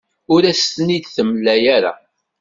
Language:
Kabyle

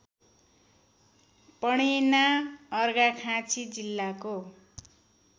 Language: Nepali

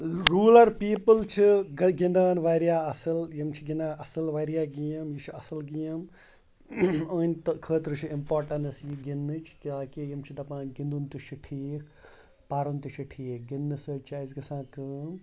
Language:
Kashmiri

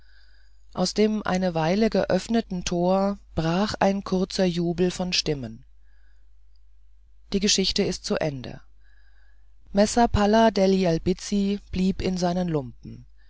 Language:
German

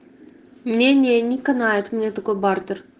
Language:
Russian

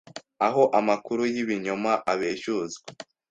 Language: Kinyarwanda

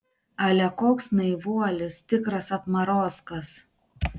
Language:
Lithuanian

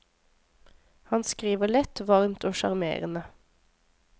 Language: Norwegian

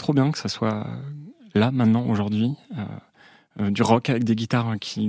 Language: French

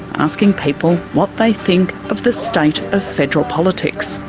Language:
English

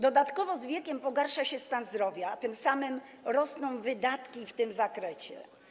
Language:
Polish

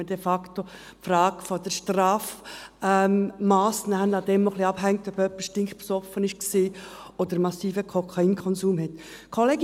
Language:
Swiss German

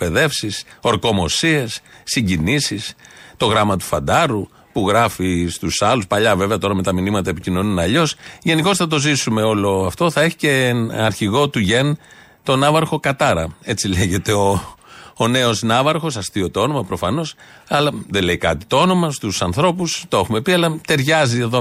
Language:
Greek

